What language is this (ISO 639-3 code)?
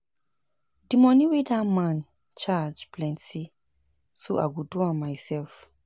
pcm